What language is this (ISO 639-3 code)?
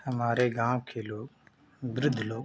hin